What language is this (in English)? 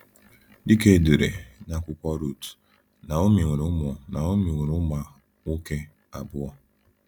Igbo